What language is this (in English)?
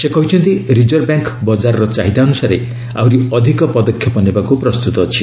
Odia